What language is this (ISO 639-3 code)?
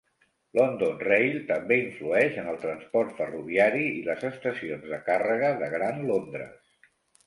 cat